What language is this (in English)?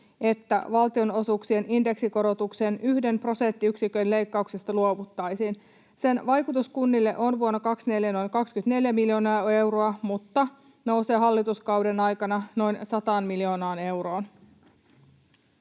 Finnish